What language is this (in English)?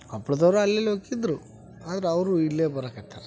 Kannada